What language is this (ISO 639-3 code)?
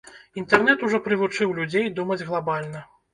bel